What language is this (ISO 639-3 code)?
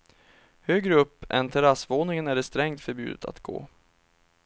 swe